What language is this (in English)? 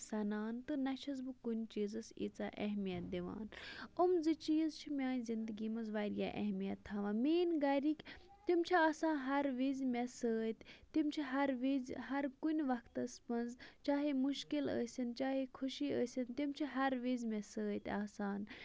Kashmiri